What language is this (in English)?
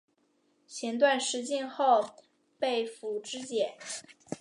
Chinese